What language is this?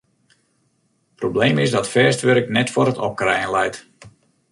Western Frisian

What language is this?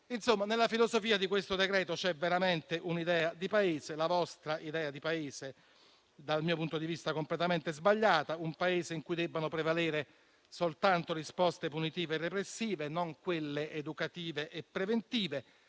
Italian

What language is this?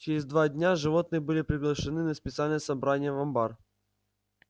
Russian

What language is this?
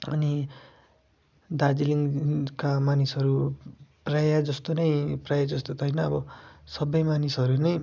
Nepali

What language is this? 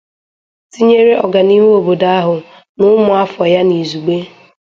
Igbo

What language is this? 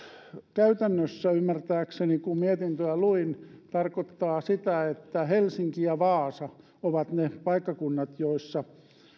Finnish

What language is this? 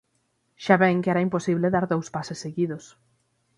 Galician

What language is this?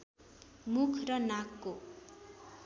Nepali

